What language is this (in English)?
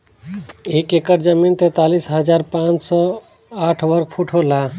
Bhojpuri